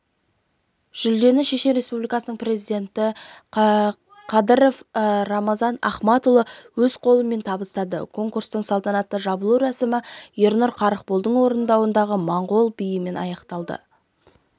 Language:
Kazakh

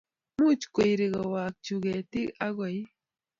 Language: Kalenjin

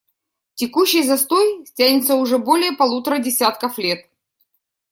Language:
Russian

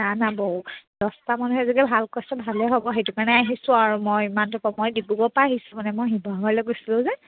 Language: Assamese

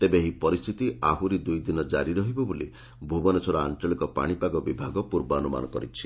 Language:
Odia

